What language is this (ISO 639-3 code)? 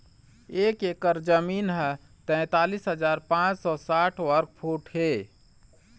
hne